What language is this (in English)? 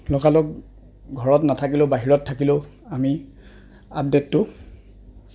Assamese